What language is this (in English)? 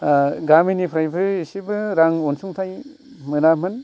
Bodo